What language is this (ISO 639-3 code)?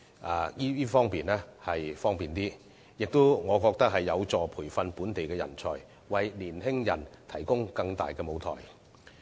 yue